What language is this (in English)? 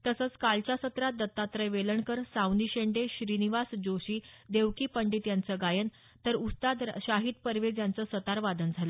Marathi